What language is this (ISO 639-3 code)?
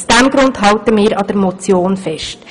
gsw